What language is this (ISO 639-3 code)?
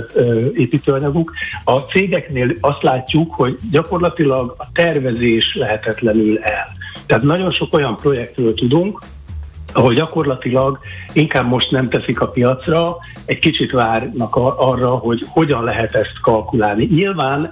hun